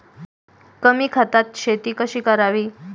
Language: Marathi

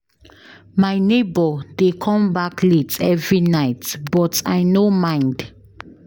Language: Nigerian Pidgin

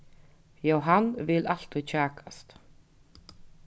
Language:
Faroese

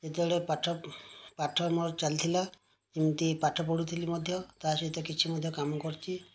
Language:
Odia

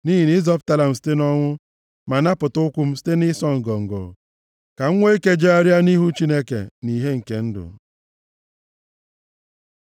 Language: Igbo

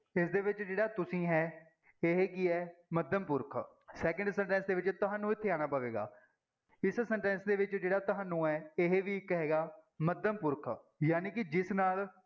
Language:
Punjabi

